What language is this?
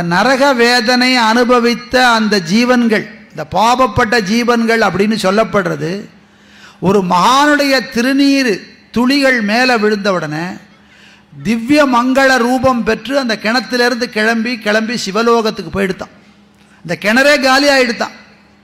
Tamil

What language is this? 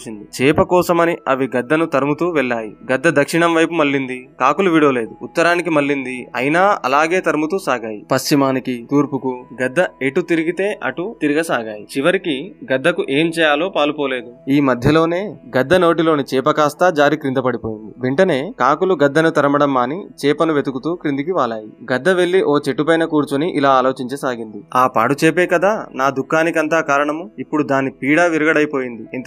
Telugu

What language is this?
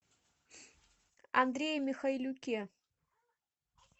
Russian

